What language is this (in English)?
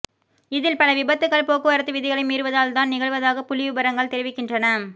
Tamil